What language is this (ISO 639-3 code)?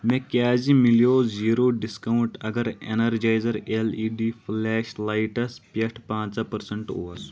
kas